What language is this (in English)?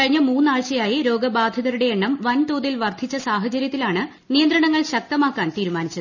Malayalam